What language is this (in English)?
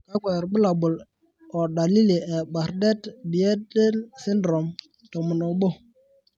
Masai